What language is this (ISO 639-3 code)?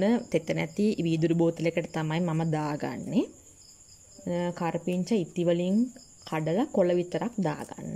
tha